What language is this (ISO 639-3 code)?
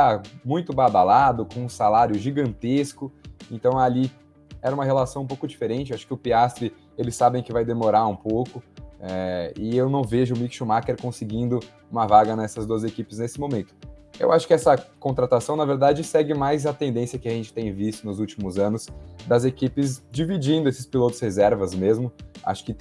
por